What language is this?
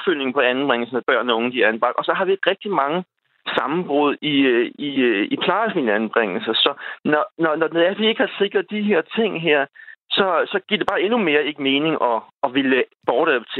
Danish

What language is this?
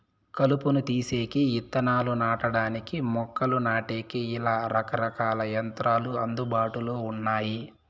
Telugu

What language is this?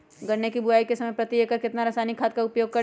Magahi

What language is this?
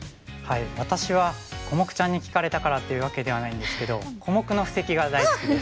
Japanese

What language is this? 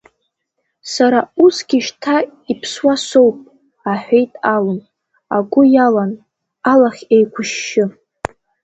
Abkhazian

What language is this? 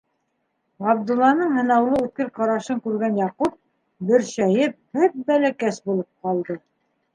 Bashkir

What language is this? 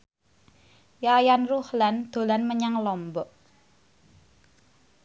Javanese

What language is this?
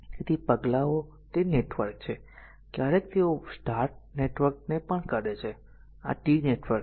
Gujarati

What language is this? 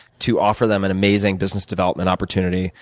English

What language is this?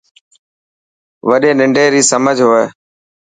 Dhatki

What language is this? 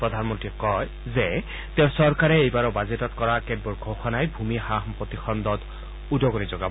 Assamese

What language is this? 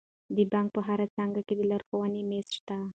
Pashto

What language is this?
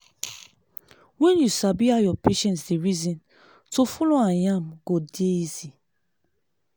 Nigerian Pidgin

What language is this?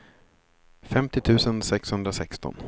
Swedish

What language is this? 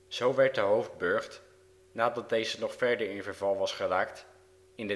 Dutch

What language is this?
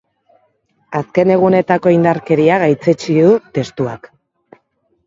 Basque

